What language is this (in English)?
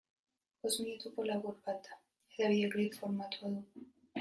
Basque